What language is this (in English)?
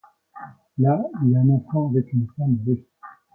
French